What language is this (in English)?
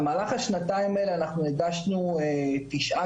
Hebrew